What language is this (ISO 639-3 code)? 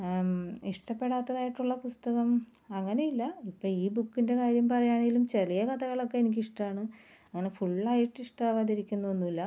mal